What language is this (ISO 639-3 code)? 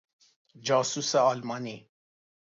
fas